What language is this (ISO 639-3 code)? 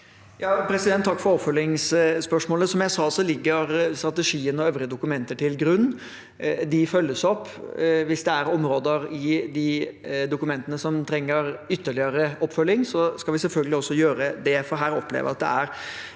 nor